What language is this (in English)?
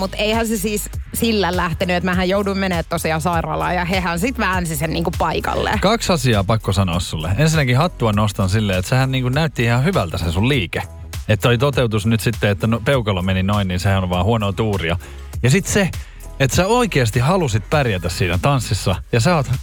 Finnish